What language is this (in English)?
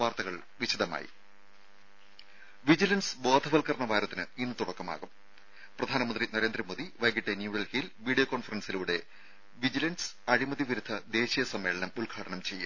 Malayalam